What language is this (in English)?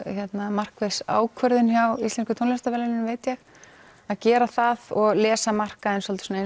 Icelandic